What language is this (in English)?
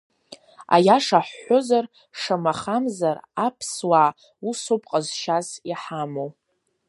Abkhazian